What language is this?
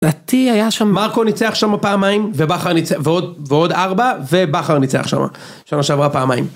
Hebrew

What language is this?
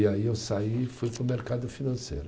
Portuguese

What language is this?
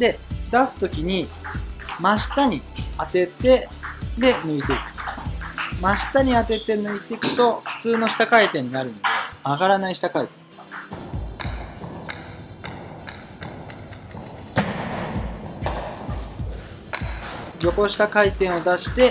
Japanese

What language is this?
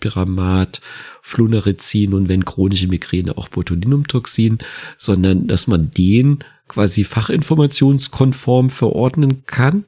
German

